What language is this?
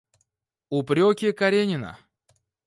Russian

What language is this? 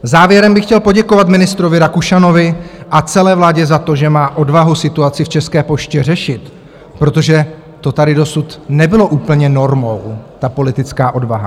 Czech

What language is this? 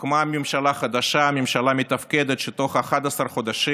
Hebrew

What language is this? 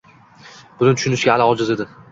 Uzbek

